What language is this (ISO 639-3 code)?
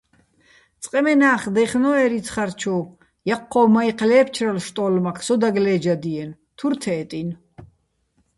bbl